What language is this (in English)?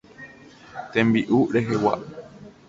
Guarani